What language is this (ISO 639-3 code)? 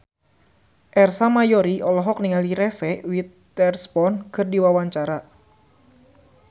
sun